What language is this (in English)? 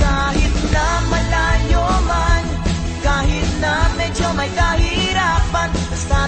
Filipino